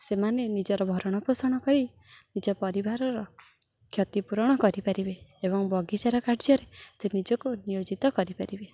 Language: Odia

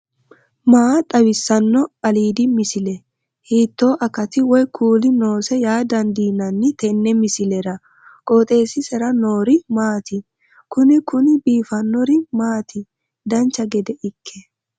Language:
Sidamo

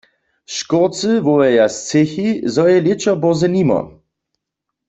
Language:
Upper Sorbian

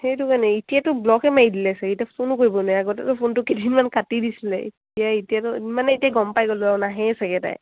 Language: Assamese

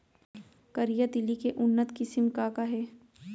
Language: Chhattisgarhi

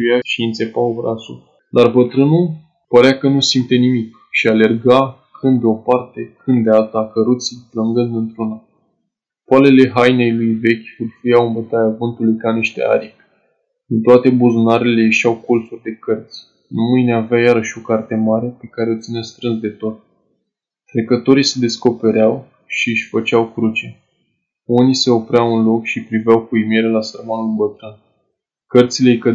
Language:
Romanian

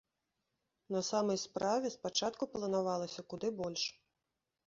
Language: Belarusian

